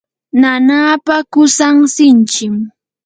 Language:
Yanahuanca Pasco Quechua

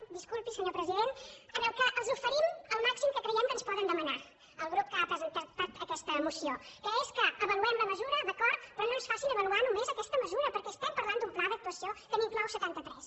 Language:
Catalan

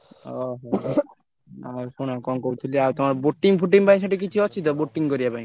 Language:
Odia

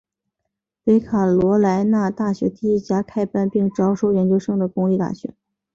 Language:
Chinese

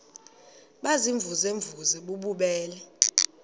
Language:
Xhosa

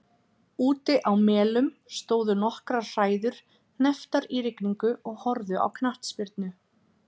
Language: Icelandic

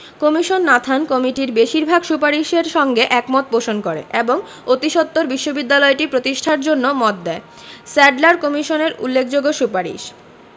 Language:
Bangla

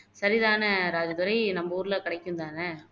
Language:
Tamil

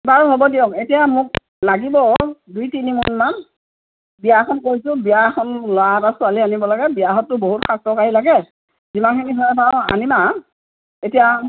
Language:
Assamese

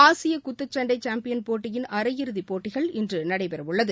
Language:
Tamil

